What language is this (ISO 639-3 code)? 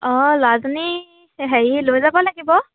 asm